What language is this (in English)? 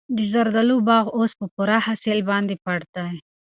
Pashto